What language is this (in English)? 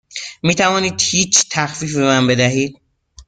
Persian